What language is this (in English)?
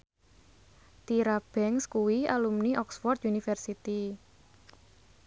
Javanese